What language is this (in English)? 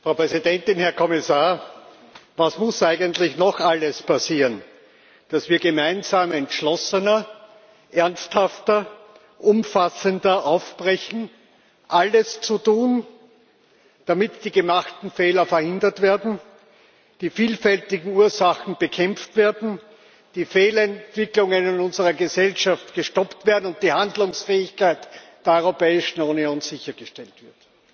German